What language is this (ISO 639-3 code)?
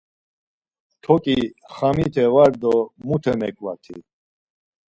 lzz